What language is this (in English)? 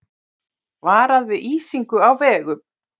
Icelandic